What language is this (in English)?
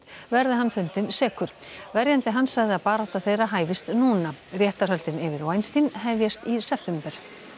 Icelandic